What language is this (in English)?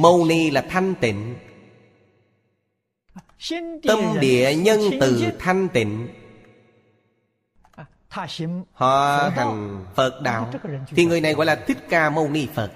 Vietnamese